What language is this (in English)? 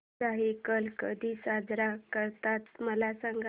Marathi